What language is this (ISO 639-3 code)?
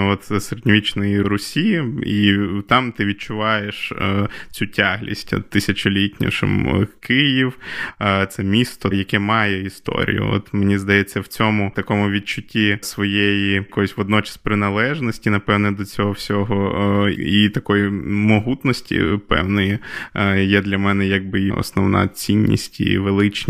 ukr